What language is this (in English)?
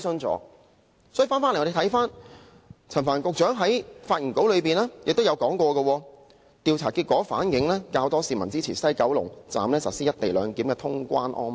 Cantonese